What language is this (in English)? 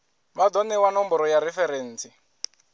Venda